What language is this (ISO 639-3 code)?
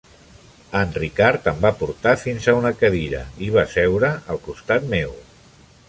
cat